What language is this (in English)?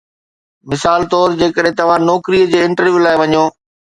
Sindhi